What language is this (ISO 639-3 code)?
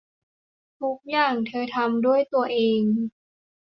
tha